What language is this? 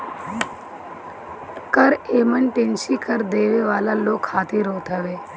Bhojpuri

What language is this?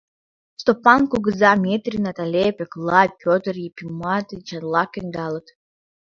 Mari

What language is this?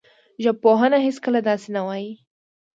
Pashto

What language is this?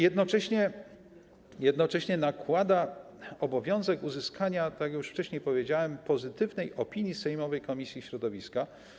Polish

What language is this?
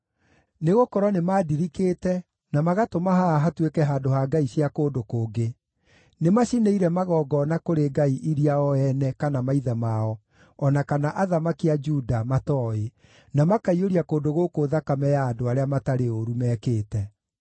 Kikuyu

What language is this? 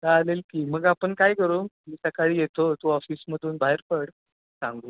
Marathi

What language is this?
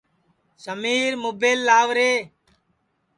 Sansi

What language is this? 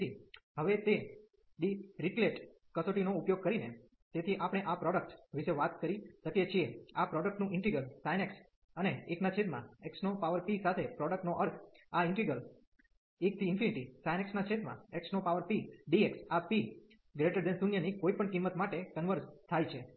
Gujarati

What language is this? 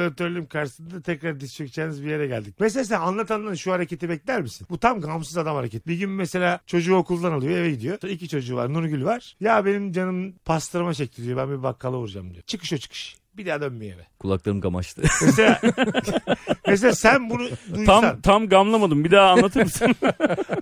Turkish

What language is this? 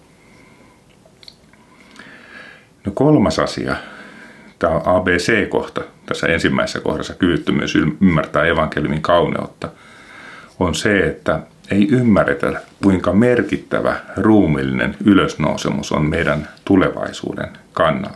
Finnish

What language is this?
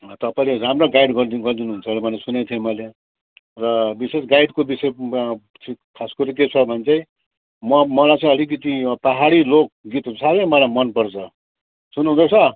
Nepali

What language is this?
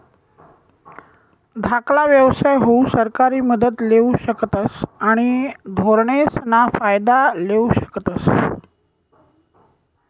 Marathi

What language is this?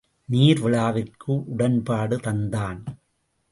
Tamil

